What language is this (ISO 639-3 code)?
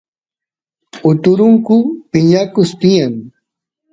qus